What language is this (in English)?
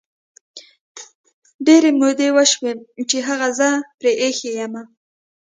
Pashto